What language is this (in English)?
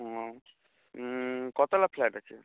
Bangla